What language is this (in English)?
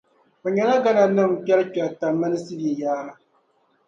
Dagbani